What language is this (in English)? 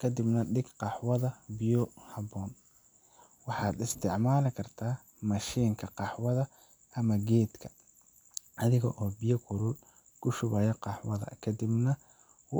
Somali